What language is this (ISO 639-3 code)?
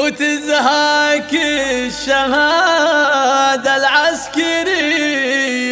ara